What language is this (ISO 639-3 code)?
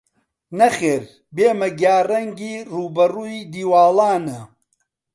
ckb